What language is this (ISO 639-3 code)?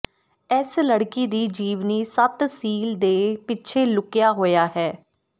pan